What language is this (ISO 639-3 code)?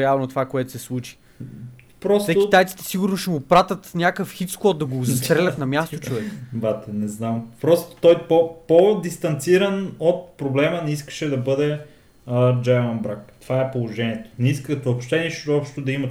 bul